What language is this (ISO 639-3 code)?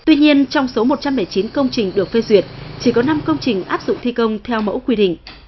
vie